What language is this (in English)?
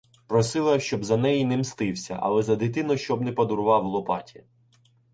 Ukrainian